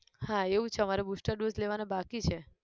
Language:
Gujarati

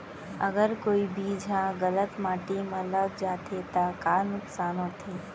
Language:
Chhattisgarhi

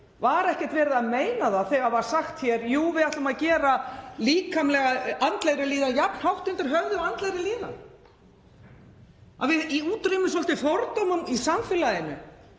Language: Icelandic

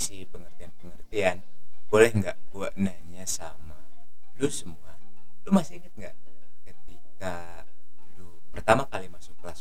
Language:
Indonesian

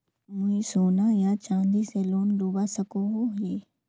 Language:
Magahi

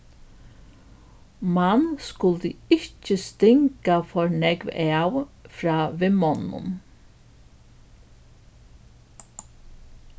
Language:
Faroese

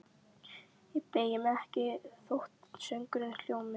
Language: Icelandic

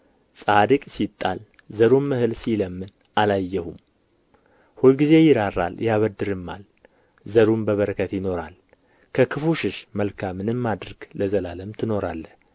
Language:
Amharic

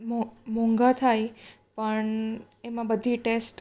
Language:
Gujarati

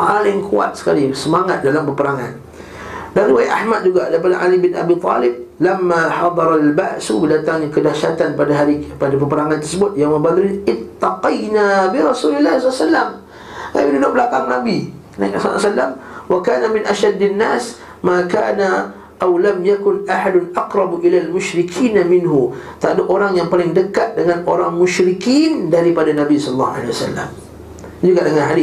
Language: Malay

